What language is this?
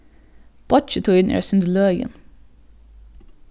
Faroese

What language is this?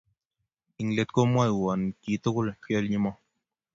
Kalenjin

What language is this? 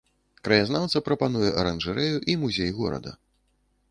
Belarusian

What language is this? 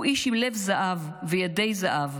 Hebrew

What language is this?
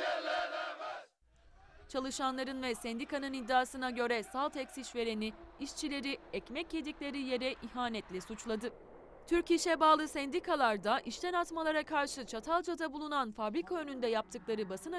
Turkish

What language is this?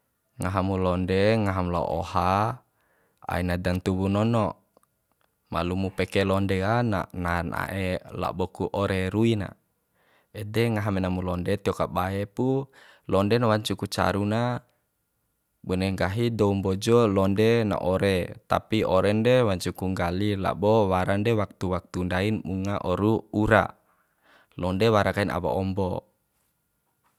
Bima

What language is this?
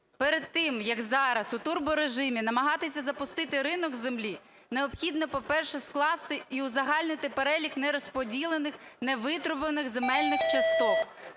Ukrainian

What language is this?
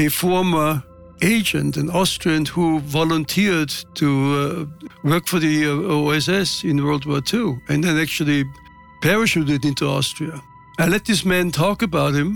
English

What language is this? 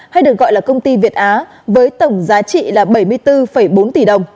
Vietnamese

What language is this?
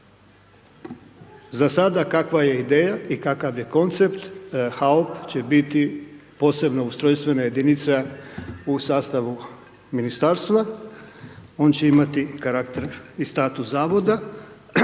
Croatian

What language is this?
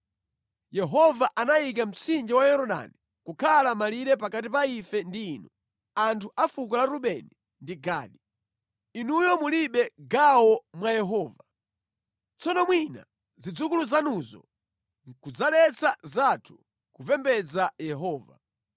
Nyanja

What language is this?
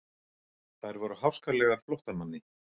Icelandic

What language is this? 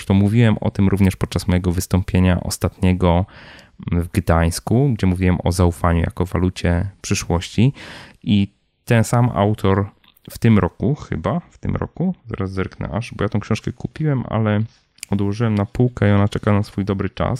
Polish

